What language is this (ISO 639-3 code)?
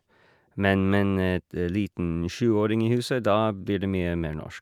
nor